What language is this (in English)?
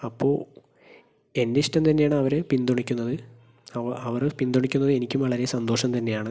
Malayalam